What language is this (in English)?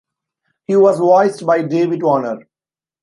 English